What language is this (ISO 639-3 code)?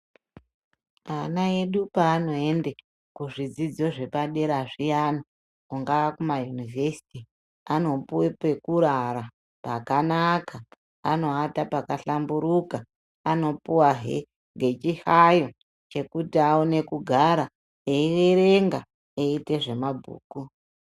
ndc